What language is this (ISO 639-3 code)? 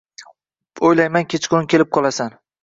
uzb